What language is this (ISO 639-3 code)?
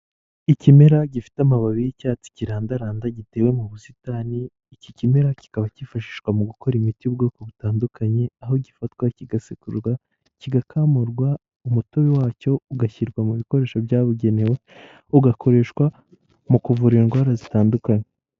kin